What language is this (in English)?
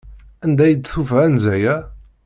Kabyle